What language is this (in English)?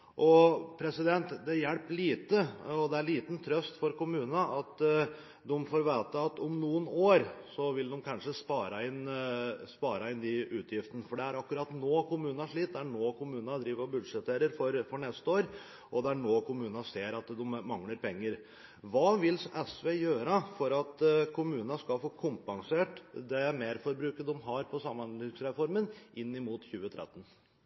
Norwegian Bokmål